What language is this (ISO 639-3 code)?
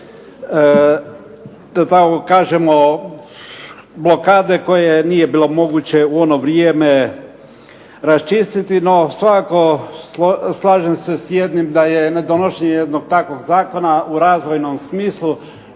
hrv